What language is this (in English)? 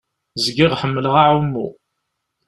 Kabyle